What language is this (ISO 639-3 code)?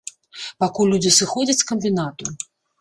bel